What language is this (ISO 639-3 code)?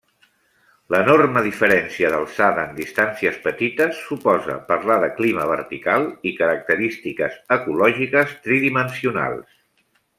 cat